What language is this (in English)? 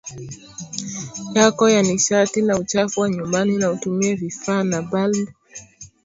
Swahili